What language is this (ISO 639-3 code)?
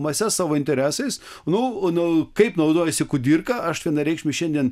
lit